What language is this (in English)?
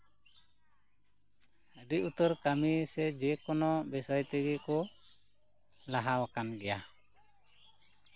Santali